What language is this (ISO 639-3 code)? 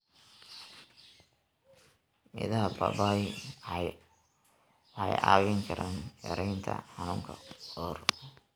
som